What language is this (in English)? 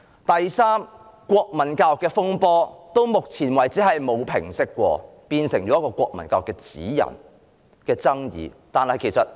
Cantonese